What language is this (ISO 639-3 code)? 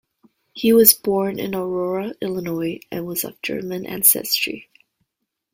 eng